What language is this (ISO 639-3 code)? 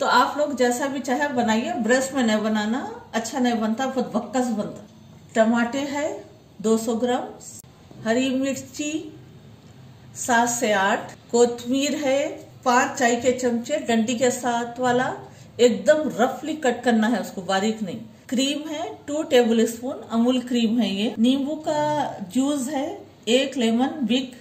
hin